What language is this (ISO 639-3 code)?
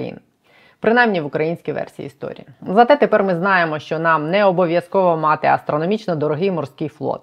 ukr